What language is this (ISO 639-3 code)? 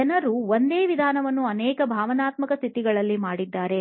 kan